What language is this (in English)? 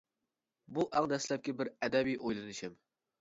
Uyghur